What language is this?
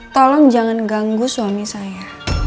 Indonesian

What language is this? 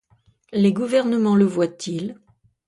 French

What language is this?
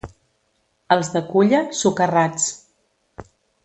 Catalan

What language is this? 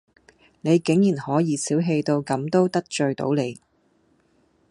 Cantonese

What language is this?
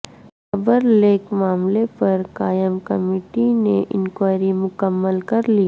Urdu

